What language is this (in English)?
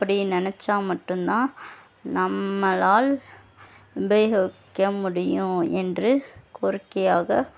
Tamil